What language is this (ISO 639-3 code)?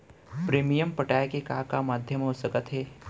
hne